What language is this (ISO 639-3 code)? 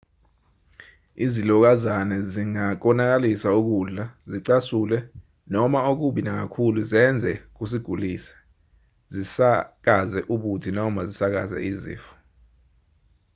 zul